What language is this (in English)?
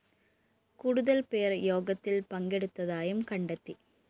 Malayalam